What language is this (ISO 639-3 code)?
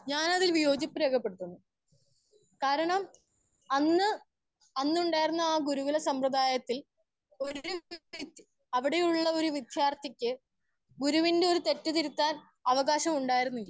mal